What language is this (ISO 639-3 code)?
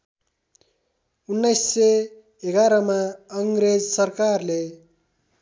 nep